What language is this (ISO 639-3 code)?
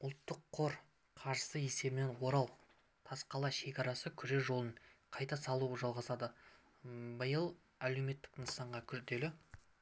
kaz